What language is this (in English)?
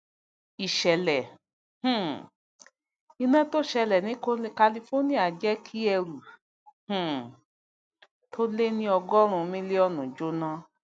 Yoruba